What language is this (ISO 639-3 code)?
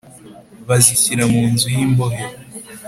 kin